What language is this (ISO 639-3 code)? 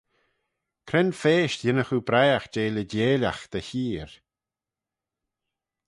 glv